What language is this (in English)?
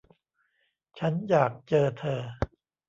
Thai